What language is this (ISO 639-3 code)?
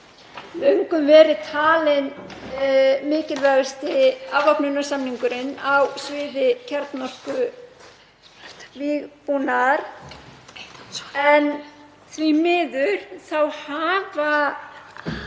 isl